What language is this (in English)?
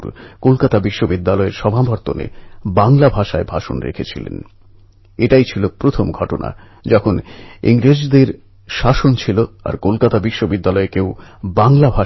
Bangla